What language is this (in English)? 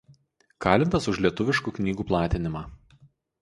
Lithuanian